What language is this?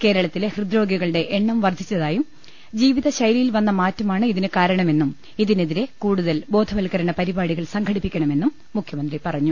Malayalam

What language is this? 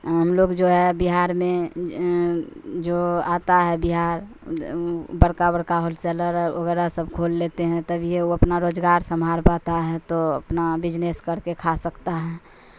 Urdu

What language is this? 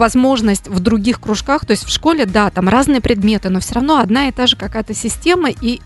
Russian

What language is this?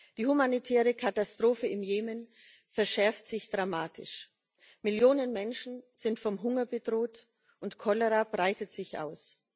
German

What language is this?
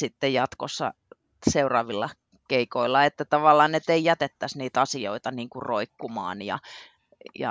Finnish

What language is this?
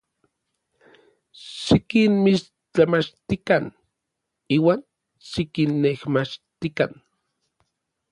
Orizaba Nahuatl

